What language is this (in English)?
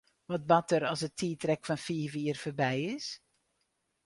Western Frisian